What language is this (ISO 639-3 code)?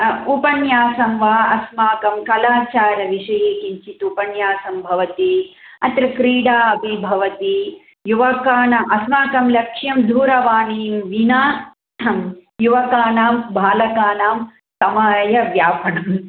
san